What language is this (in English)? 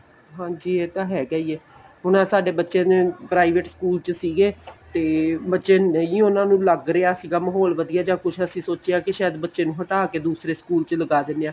Punjabi